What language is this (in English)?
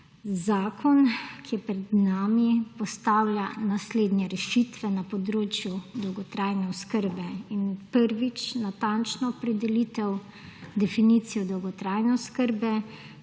Slovenian